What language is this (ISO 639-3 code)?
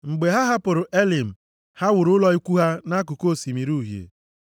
ibo